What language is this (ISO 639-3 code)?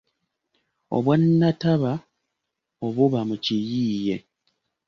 lug